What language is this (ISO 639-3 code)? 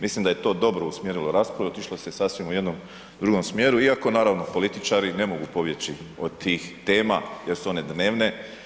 hrv